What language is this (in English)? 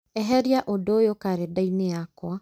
Kikuyu